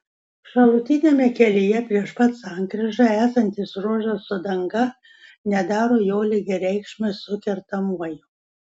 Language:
Lithuanian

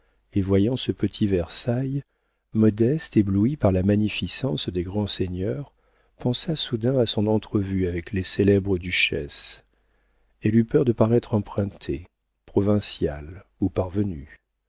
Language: French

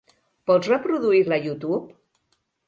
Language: Catalan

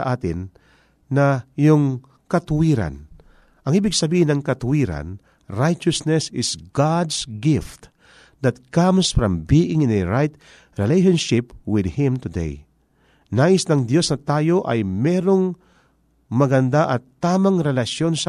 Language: Filipino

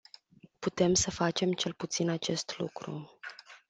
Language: Romanian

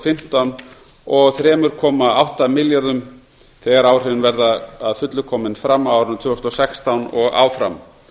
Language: Icelandic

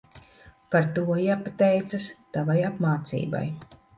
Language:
Latvian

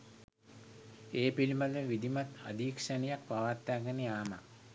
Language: Sinhala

